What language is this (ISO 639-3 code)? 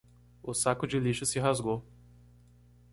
por